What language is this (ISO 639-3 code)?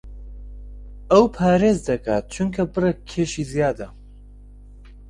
ckb